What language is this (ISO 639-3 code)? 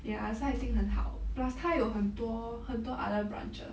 eng